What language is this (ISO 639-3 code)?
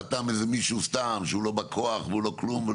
heb